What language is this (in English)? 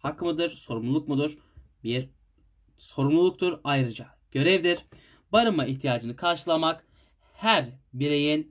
Turkish